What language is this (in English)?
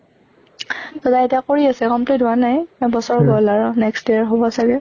Assamese